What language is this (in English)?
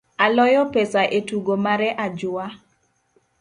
Luo (Kenya and Tanzania)